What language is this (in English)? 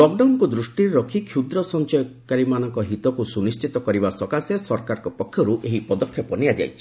Odia